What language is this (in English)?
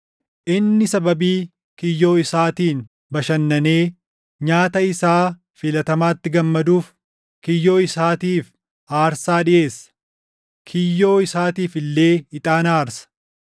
Oromo